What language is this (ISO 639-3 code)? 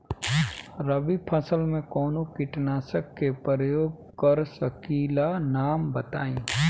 bho